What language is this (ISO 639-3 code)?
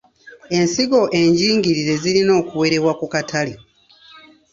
lug